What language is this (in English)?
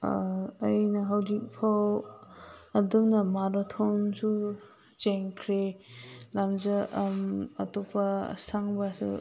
Manipuri